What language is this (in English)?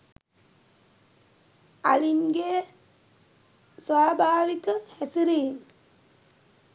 Sinhala